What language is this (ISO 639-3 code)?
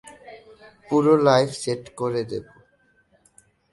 ben